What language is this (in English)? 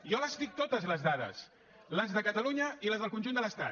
Catalan